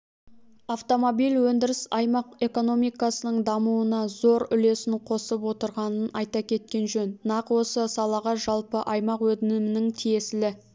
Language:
Kazakh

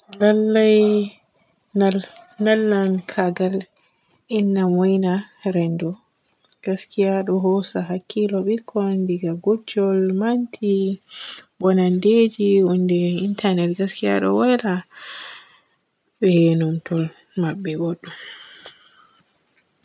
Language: Borgu Fulfulde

